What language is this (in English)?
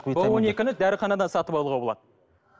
Kazakh